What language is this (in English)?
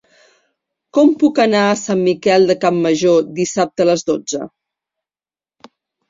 Catalan